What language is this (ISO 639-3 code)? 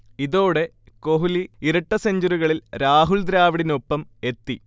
mal